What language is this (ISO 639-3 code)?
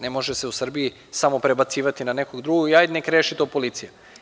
srp